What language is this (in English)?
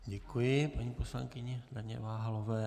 Czech